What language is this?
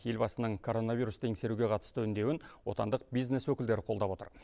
Kazakh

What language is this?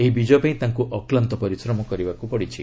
Odia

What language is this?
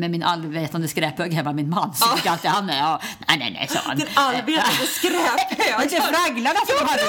Swedish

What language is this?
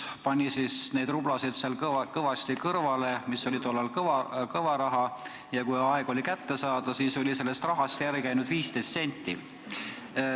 Estonian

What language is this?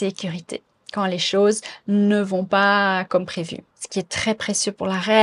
French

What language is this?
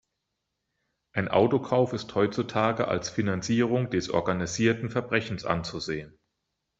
German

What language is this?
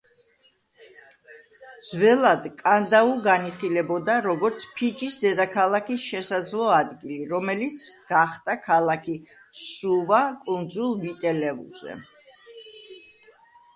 Georgian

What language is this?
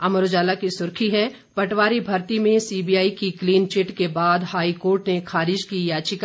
Hindi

